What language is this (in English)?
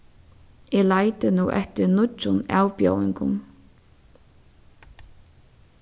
Faroese